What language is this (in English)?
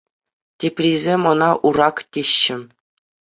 Chuvash